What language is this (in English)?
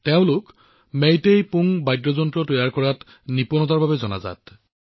Assamese